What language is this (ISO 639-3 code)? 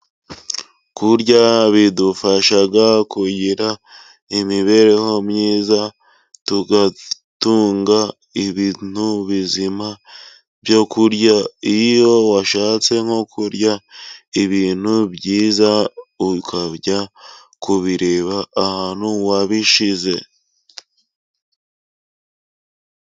kin